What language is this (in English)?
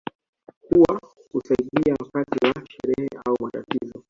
Swahili